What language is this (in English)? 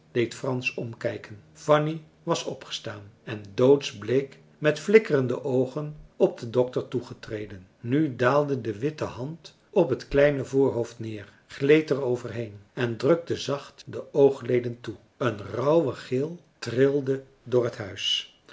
Dutch